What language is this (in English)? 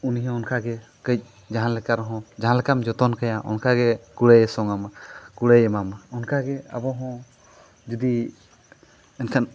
Santali